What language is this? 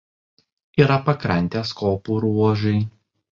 Lithuanian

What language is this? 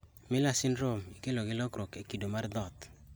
Luo (Kenya and Tanzania)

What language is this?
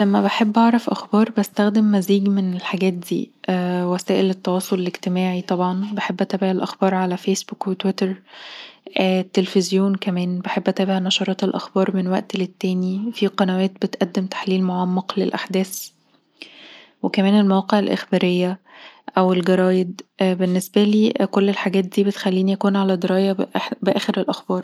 Egyptian Arabic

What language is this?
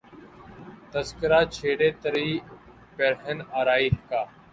Urdu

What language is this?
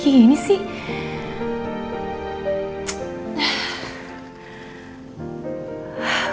Indonesian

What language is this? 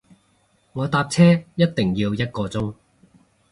Cantonese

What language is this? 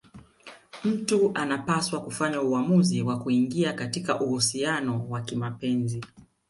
Swahili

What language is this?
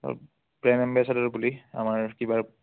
Assamese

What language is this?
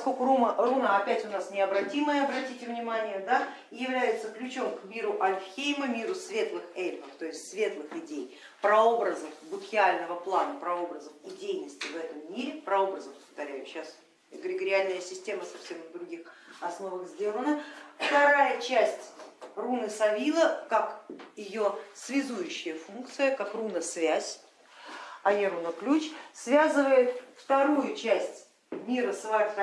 Russian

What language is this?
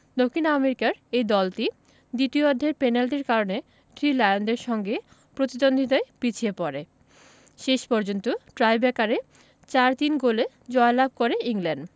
Bangla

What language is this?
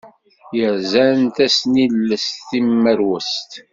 Kabyle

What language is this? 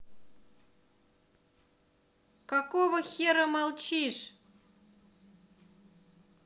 Russian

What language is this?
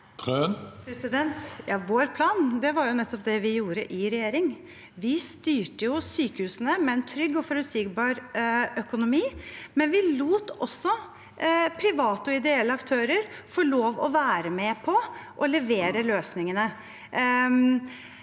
Norwegian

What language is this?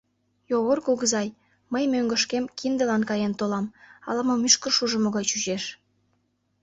Mari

